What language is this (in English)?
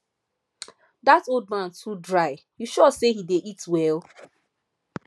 Nigerian Pidgin